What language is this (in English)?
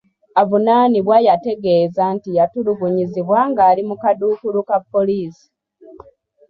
Ganda